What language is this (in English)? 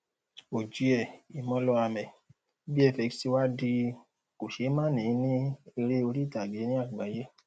Yoruba